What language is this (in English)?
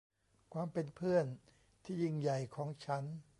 Thai